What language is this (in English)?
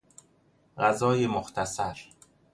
Persian